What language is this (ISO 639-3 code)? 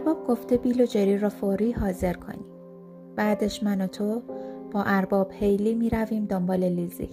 fas